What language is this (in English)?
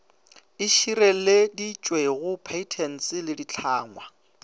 Northern Sotho